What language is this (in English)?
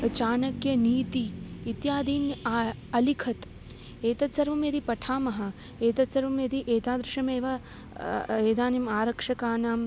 Sanskrit